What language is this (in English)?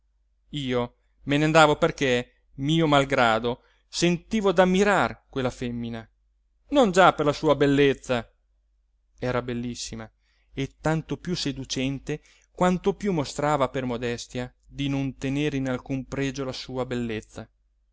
Italian